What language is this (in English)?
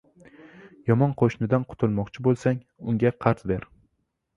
Uzbek